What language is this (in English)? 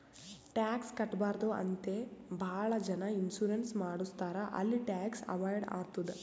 Kannada